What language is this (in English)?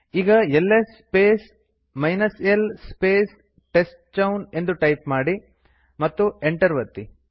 Kannada